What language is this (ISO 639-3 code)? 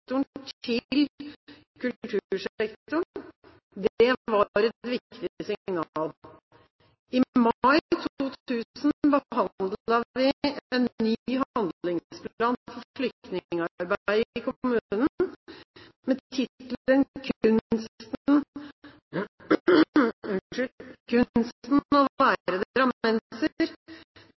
nob